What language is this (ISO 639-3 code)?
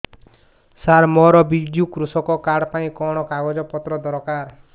ori